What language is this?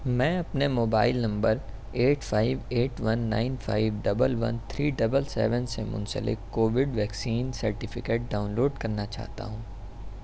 Urdu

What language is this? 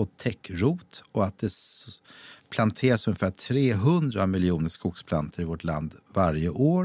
Swedish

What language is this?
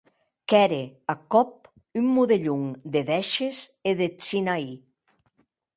Occitan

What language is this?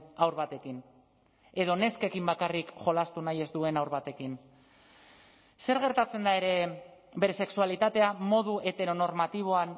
Basque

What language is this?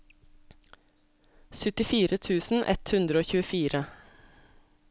Norwegian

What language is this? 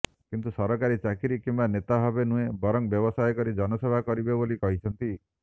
Odia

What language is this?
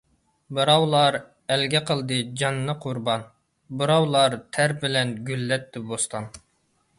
Uyghur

